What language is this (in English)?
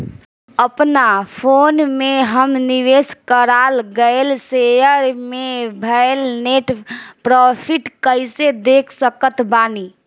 Bhojpuri